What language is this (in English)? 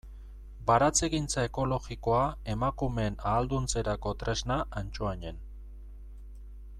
Basque